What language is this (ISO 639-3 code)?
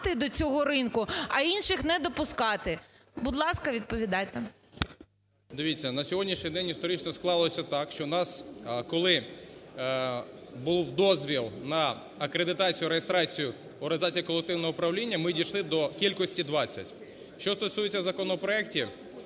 ukr